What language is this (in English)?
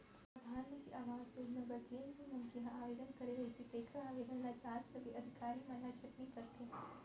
Chhattisgarhi